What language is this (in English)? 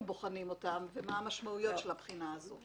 Hebrew